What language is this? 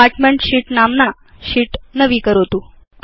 Sanskrit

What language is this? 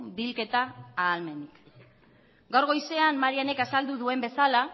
Basque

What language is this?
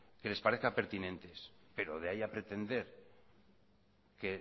Spanish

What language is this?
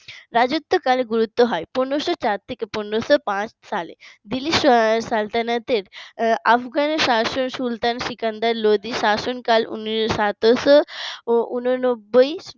Bangla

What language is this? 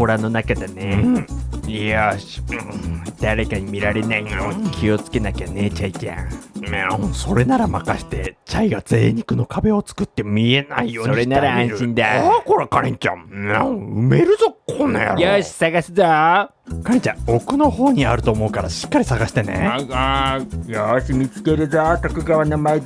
Japanese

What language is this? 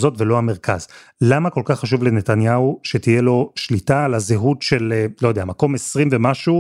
Hebrew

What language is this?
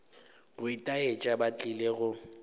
Northern Sotho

